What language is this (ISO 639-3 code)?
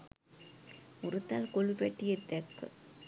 sin